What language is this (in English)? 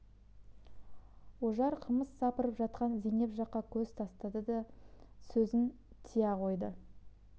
Kazakh